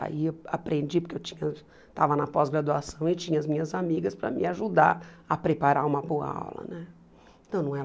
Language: Portuguese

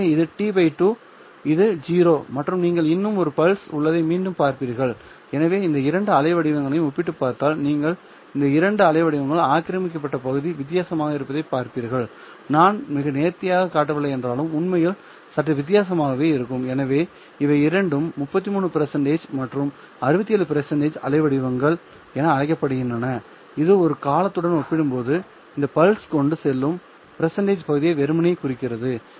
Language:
Tamil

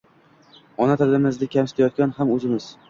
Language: Uzbek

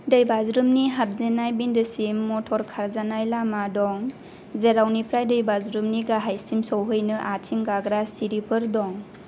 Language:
Bodo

